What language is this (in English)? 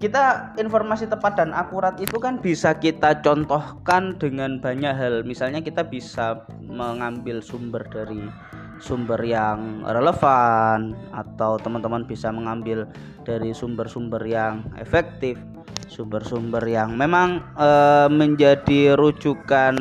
Indonesian